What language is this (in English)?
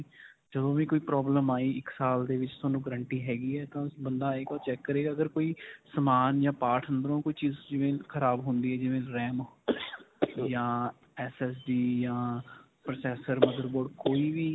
Punjabi